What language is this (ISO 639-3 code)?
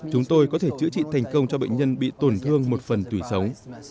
vie